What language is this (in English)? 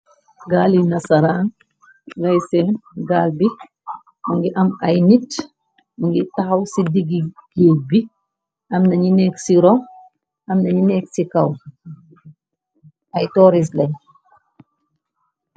Wolof